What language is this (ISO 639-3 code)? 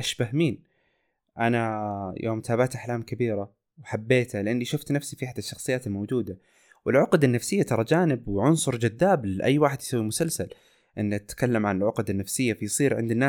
ara